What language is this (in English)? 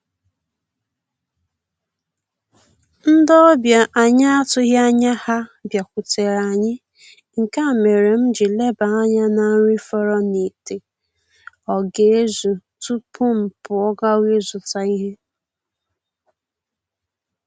Igbo